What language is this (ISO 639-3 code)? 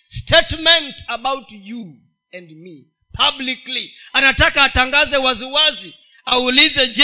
swa